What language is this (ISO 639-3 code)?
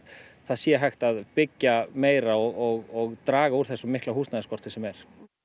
isl